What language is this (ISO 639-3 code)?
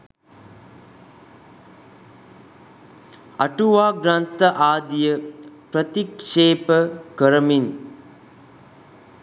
sin